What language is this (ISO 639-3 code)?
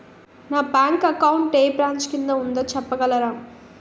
tel